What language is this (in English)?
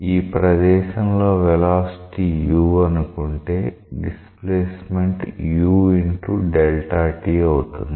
Telugu